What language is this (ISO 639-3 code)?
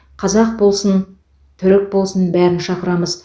kaz